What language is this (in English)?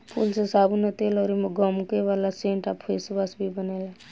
Bhojpuri